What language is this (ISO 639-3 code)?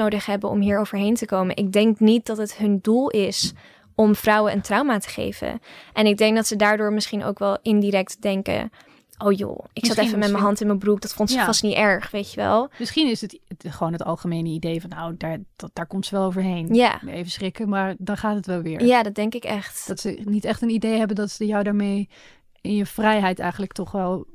nld